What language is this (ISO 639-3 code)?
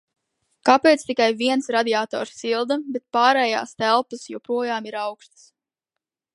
lav